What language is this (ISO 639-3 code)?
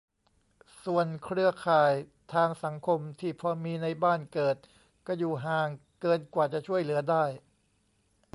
tha